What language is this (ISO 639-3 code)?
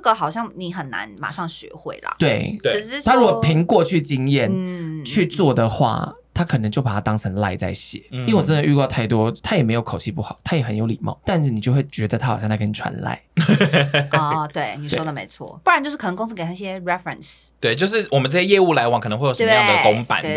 zho